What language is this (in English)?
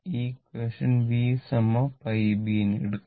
Malayalam